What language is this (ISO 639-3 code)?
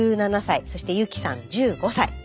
jpn